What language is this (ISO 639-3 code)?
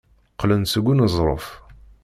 kab